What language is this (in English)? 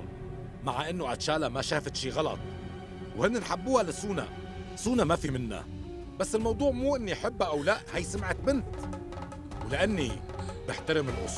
Arabic